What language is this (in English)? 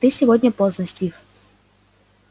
Russian